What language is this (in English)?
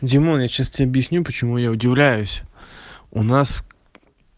Russian